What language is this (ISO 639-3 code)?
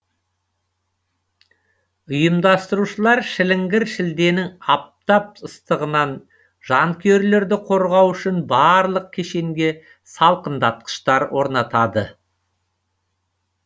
kaz